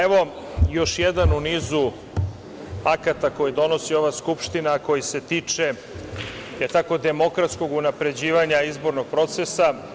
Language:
Serbian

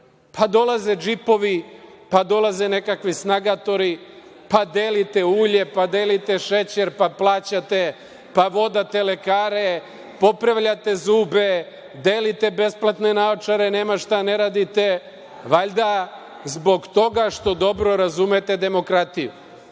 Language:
Serbian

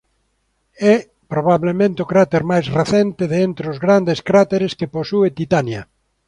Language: Galician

